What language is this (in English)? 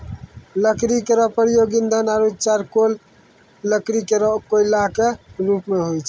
Maithili